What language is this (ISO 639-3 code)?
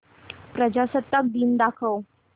mar